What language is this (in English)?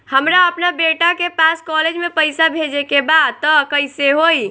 Bhojpuri